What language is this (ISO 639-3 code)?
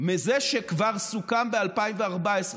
heb